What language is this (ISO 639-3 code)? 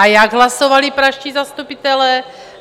ces